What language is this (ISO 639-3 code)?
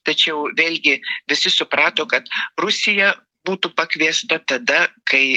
lit